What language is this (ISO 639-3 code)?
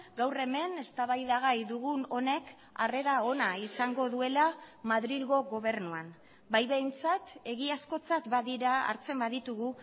eus